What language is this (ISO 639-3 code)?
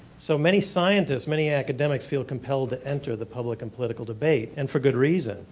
eng